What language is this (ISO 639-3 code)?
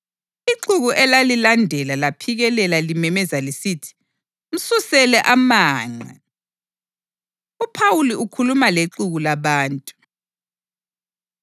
nde